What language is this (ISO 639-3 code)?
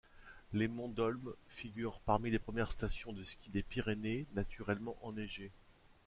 fra